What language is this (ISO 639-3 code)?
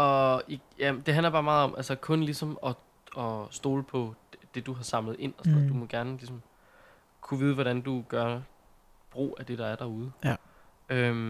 dan